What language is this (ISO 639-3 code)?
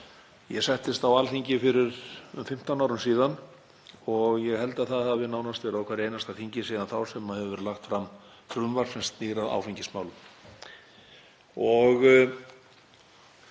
isl